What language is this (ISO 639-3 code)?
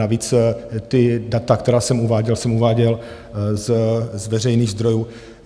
ces